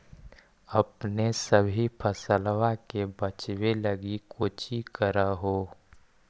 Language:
Magahi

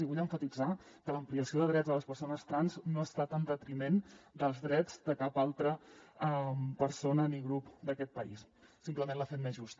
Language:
Catalan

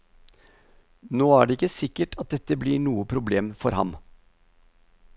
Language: Norwegian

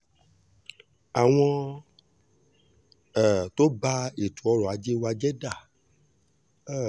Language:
Yoruba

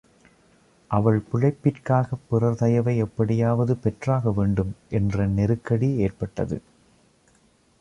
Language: Tamil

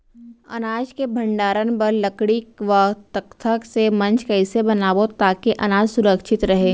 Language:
Chhattisgarhi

